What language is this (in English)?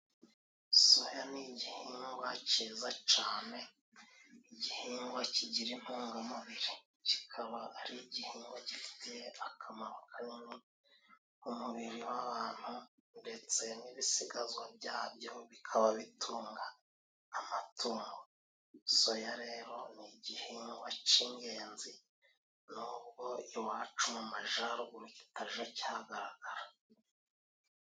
Kinyarwanda